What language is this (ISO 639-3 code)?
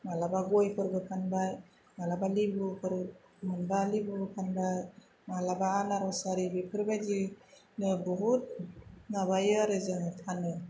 brx